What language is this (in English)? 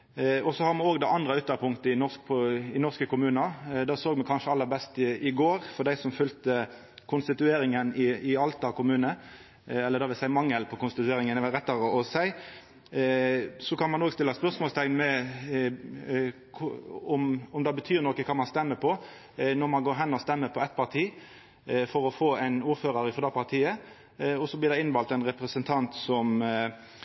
Norwegian Nynorsk